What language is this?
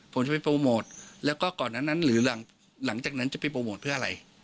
Thai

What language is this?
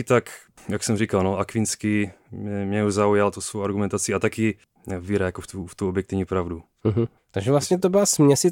Czech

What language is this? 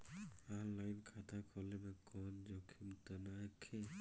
Bhojpuri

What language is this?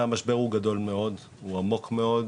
Hebrew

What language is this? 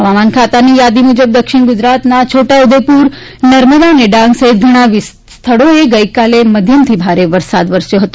Gujarati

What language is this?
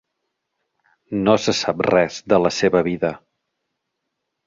Catalan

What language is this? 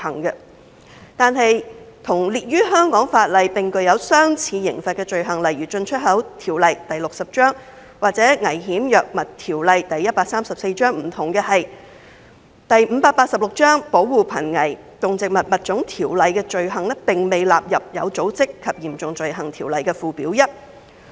Cantonese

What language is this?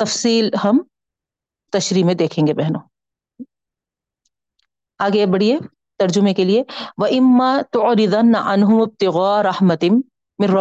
Urdu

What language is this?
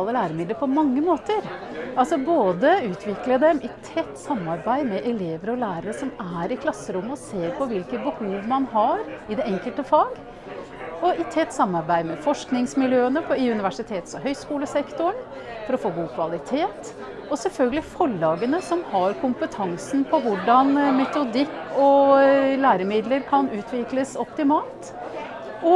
Norwegian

